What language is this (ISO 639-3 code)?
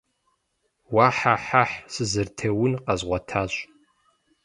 kbd